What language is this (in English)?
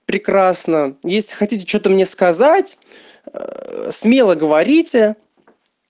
Russian